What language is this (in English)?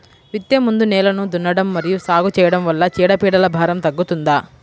Telugu